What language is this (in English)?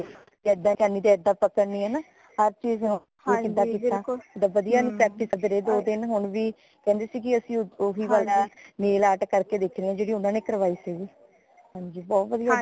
Punjabi